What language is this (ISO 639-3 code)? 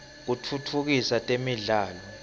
ssw